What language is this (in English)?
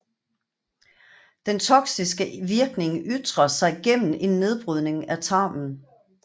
Danish